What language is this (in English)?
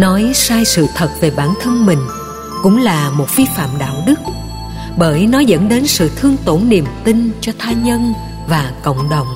Vietnamese